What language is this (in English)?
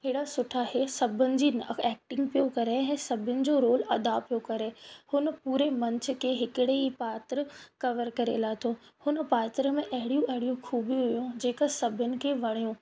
Sindhi